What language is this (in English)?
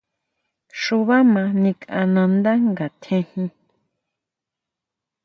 Huautla Mazatec